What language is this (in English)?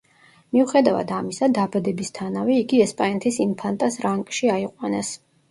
Georgian